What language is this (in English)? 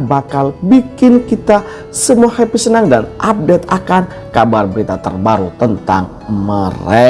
Indonesian